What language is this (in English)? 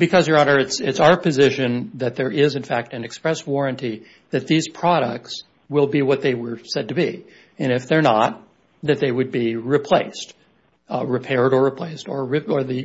English